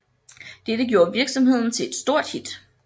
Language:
Danish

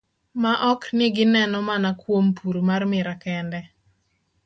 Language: Luo (Kenya and Tanzania)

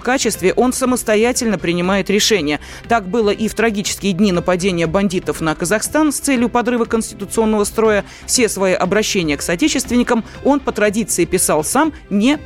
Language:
Russian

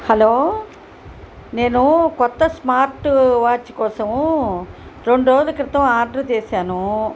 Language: Telugu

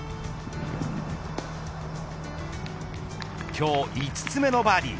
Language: Japanese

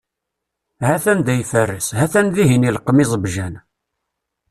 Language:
Kabyle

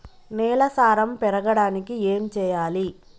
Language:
Telugu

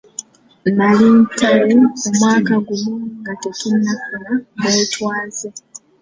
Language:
Ganda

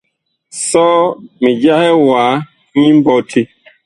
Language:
Bakoko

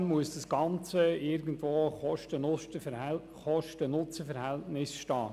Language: Swiss German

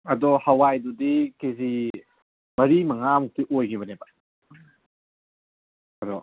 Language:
Manipuri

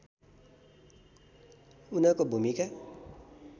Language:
Nepali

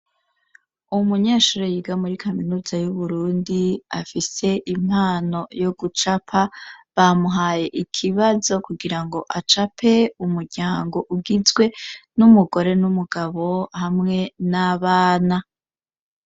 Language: Rundi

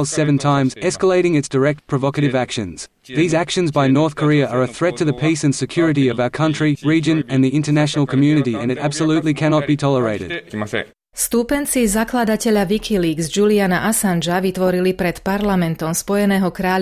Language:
Slovak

